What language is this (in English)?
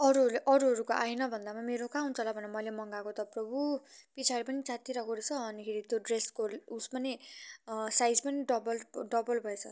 Nepali